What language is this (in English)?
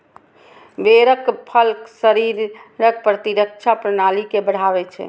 Maithili